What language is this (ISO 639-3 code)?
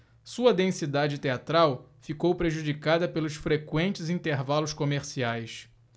por